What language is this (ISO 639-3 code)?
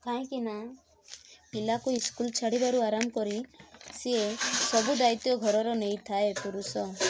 ori